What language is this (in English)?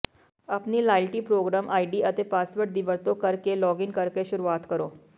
Punjabi